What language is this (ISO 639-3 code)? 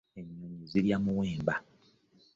lug